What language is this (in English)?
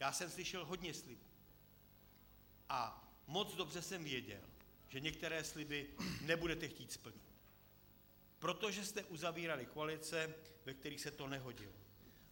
Czech